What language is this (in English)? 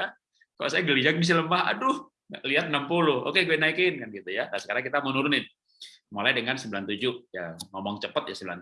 Indonesian